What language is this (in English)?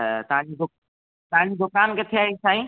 Sindhi